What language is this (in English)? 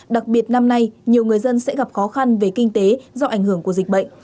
Vietnamese